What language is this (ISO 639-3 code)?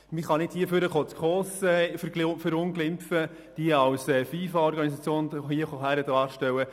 gsw